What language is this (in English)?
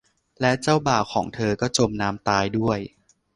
Thai